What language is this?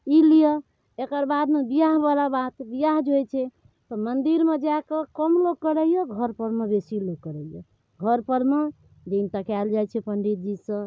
Maithili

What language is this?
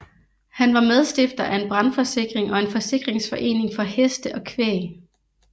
Danish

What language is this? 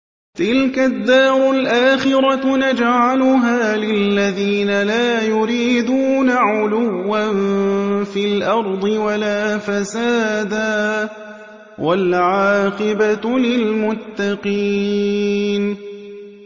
Arabic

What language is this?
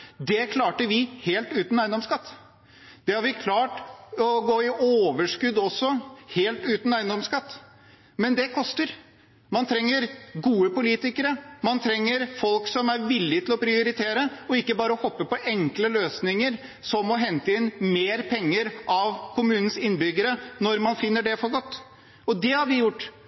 Norwegian Bokmål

